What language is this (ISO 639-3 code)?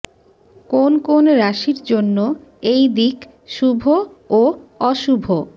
ben